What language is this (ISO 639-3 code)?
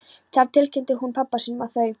isl